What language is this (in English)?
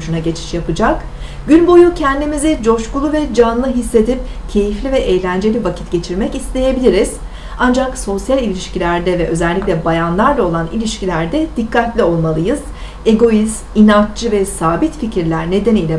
Turkish